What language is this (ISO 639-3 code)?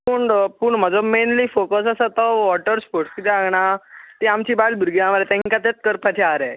kok